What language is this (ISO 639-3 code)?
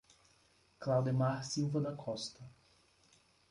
por